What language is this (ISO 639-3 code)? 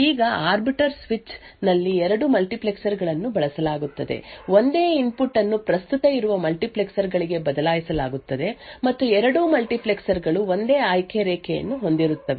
kan